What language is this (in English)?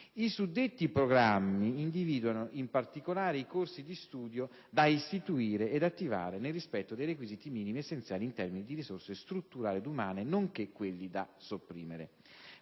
Italian